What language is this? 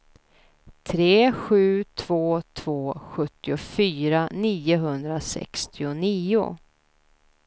Swedish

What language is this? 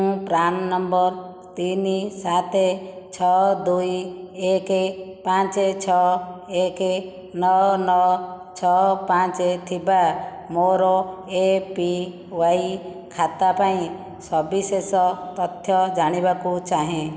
Odia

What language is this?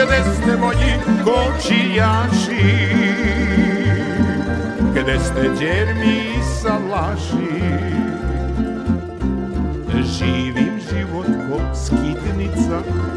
Croatian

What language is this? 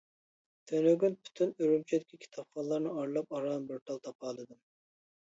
Uyghur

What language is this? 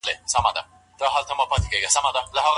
Pashto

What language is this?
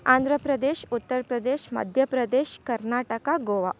Kannada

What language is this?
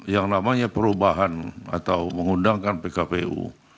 Indonesian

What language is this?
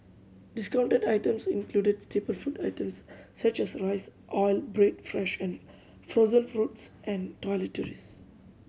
English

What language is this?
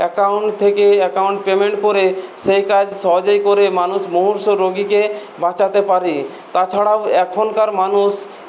Bangla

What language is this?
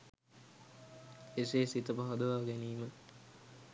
Sinhala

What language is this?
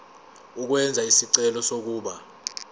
Zulu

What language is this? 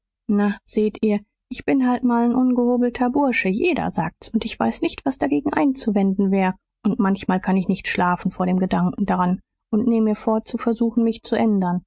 German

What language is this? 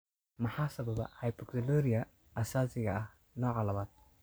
Somali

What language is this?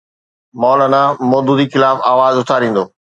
Sindhi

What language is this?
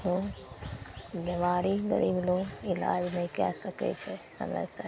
Maithili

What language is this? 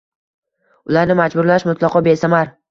Uzbek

